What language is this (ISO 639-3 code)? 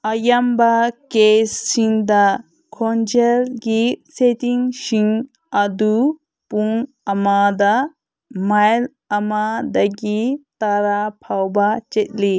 mni